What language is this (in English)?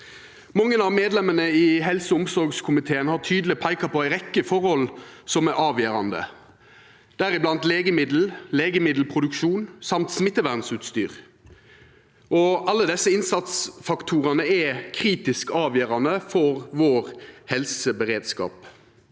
Norwegian